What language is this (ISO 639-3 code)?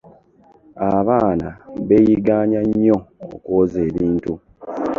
lug